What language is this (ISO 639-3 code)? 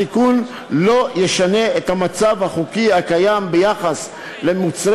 heb